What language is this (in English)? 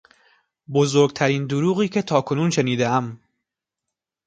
Persian